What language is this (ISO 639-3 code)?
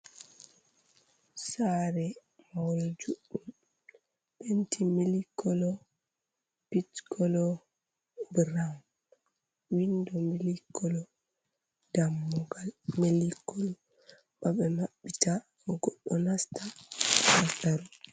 ful